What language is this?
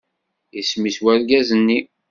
Kabyle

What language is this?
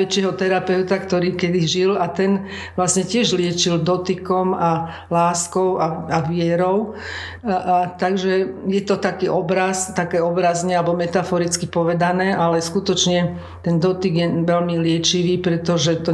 Slovak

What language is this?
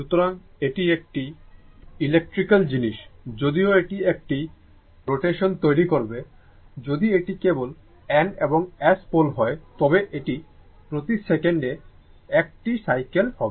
Bangla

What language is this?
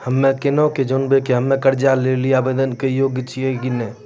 Maithili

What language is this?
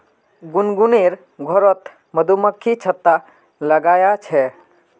Magahi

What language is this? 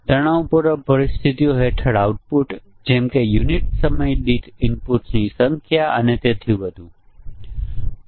Gujarati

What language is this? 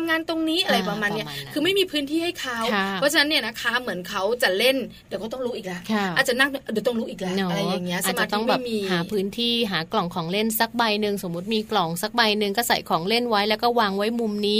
Thai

